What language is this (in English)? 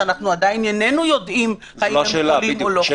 Hebrew